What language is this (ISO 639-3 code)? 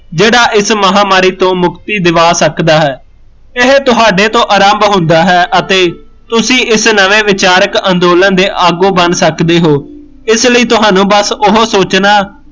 pan